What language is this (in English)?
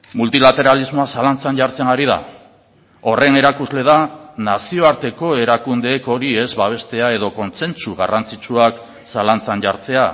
Basque